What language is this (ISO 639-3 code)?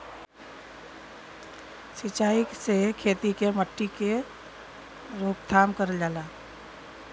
bho